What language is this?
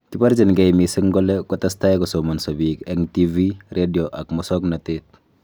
Kalenjin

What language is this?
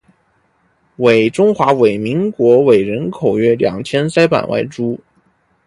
Chinese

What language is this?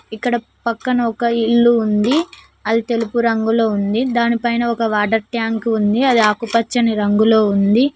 Telugu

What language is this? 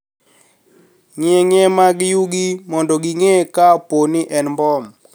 Luo (Kenya and Tanzania)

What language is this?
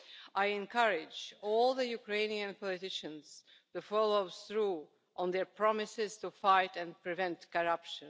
English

